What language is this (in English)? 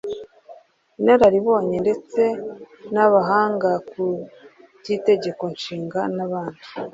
Kinyarwanda